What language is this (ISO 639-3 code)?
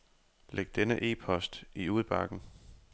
dan